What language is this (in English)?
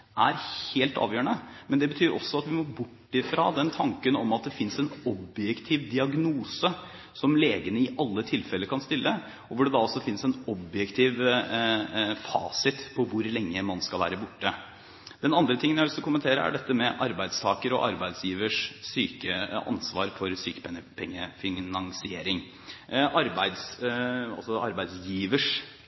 Norwegian Bokmål